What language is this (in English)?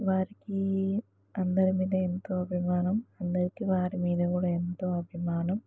Telugu